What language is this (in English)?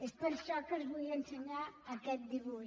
Catalan